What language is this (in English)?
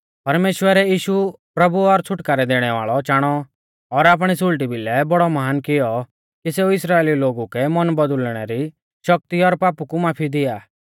Mahasu Pahari